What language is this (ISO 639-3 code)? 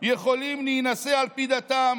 heb